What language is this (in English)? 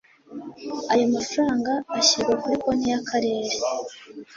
Kinyarwanda